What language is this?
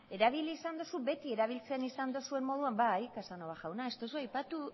Basque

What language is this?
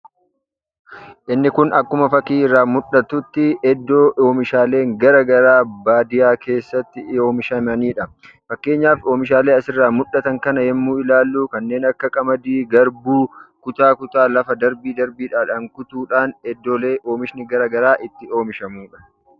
Oromo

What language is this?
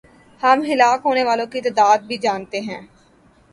Urdu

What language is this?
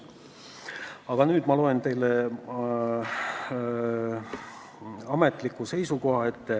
Estonian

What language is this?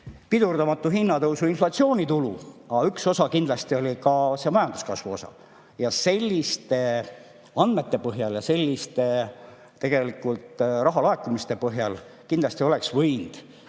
Estonian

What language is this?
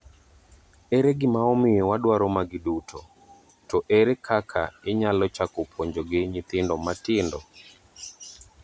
Luo (Kenya and Tanzania)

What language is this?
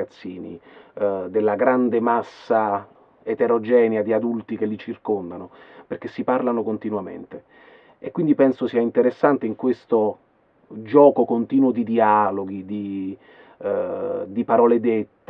Italian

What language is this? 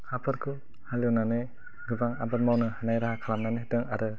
Bodo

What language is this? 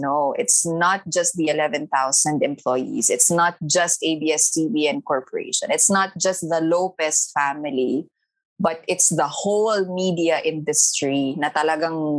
Filipino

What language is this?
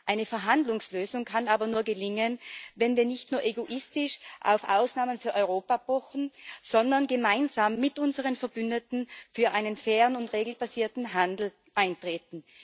German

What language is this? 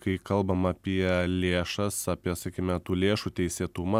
Lithuanian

